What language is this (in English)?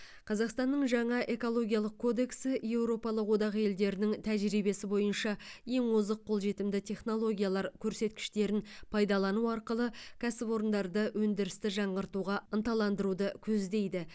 Kazakh